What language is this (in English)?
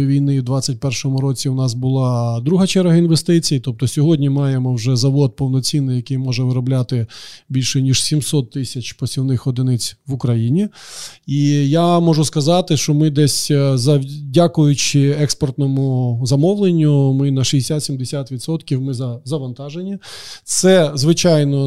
Ukrainian